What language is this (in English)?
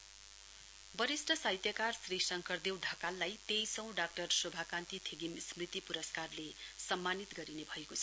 Nepali